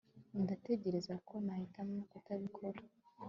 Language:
Kinyarwanda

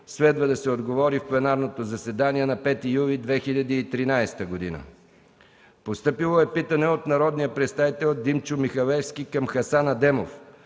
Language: Bulgarian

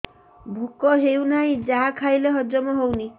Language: Odia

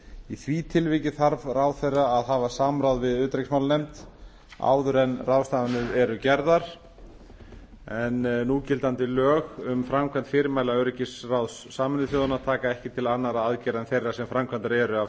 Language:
Icelandic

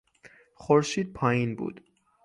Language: Persian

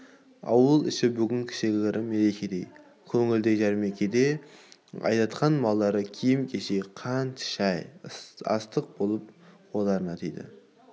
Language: Kazakh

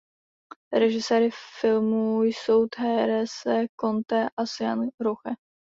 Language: Czech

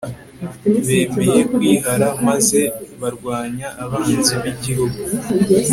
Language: Kinyarwanda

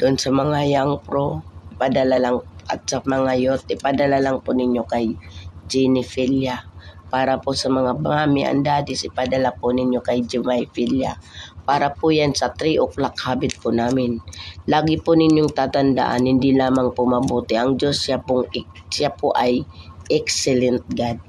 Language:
Filipino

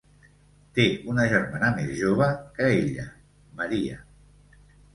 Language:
Catalan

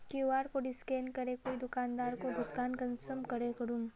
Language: Magahi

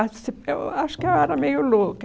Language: Portuguese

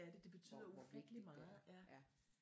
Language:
Danish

